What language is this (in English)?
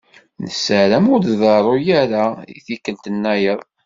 Kabyle